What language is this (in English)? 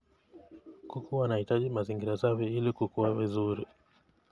Kalenjin